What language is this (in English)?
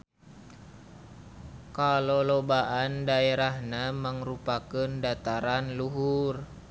Sundanese